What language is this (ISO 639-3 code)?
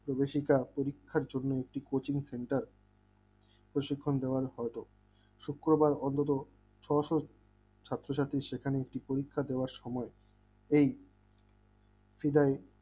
ben